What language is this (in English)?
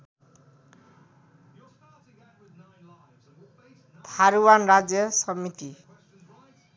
Nepali